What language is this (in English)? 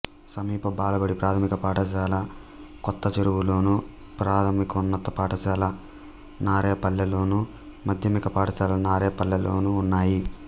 Telugu